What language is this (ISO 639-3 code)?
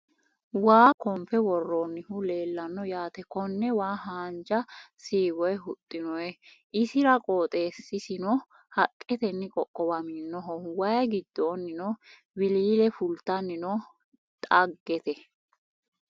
sid